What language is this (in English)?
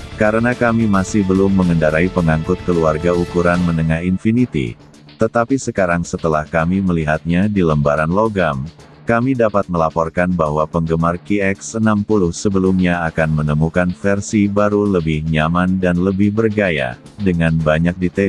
Indonesian